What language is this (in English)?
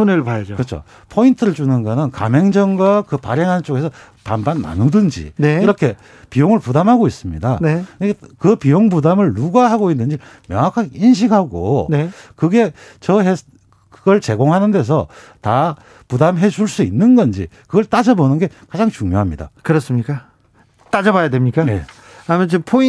Korean